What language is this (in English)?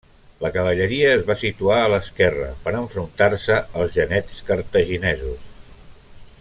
Catalan